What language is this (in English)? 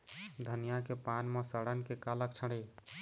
Chhattisgarhi